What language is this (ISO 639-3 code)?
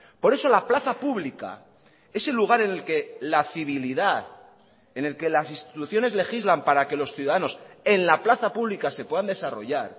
spa